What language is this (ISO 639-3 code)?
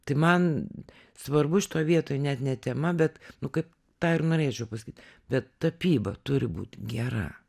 lit